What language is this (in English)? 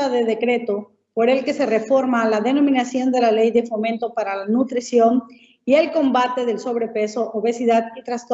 Spanish